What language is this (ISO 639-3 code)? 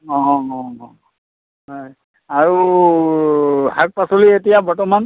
asm